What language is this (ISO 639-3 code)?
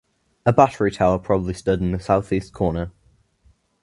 eng